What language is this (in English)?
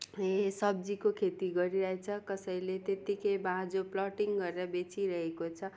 Nepali